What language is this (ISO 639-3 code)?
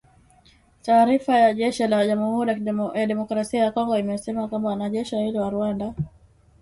swa